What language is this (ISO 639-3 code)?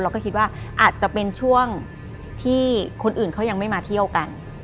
tha